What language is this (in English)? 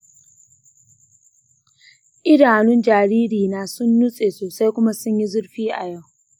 Hausa